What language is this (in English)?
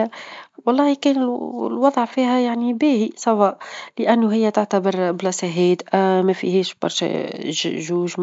Tunisian Arabic